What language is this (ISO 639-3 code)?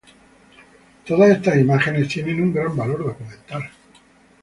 spa